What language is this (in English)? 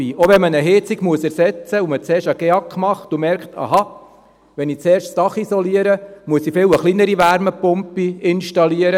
Swiss German